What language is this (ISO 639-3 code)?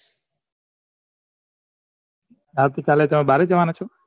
guj